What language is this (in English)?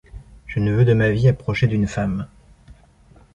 French